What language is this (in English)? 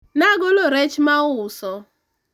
Luo (Kenya and Tanzania)